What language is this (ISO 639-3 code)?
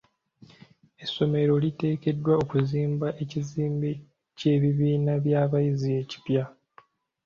lug